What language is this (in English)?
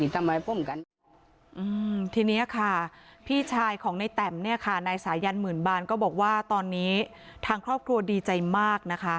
Thai